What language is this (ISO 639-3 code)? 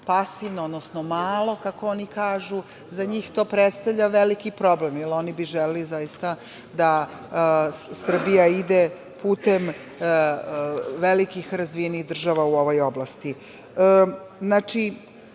srp